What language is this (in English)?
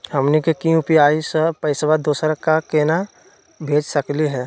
Magahi